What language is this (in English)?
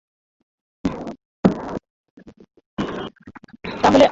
Bangla